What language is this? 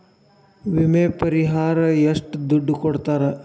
Kannada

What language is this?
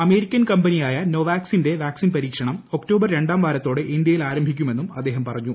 Malayalam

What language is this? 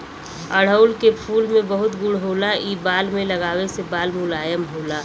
Bhojpuri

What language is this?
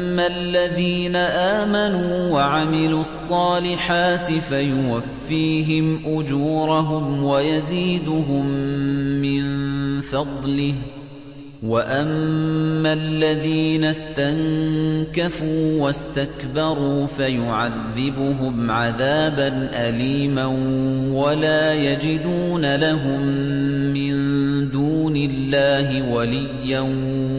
Arabic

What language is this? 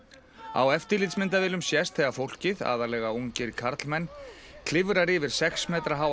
Icelandic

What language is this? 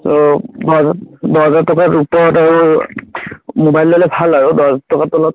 Assamese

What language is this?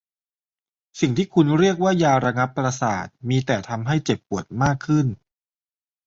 Thai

